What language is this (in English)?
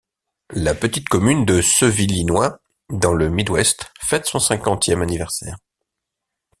French